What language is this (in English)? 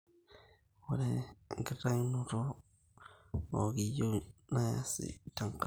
Masai